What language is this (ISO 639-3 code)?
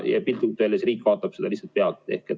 est